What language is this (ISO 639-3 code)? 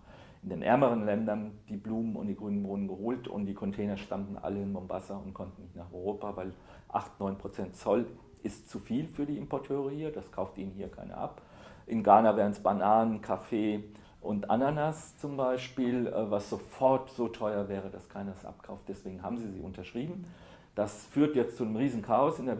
deu